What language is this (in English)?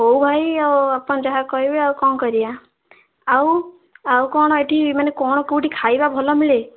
Odia